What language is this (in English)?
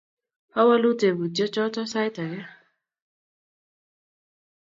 Kalenjin